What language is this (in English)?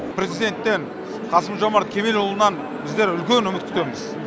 Kazakh